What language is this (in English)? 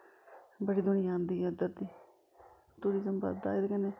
Dogri